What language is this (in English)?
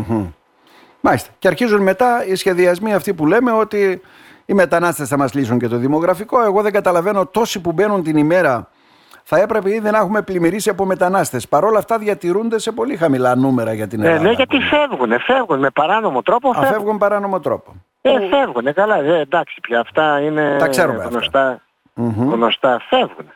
Greek